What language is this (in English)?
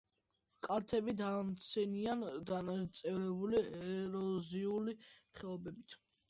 Georgian